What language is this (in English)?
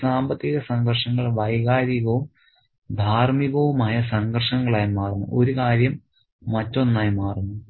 Malayalam